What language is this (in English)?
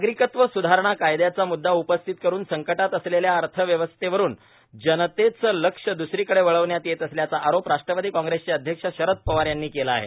Marathi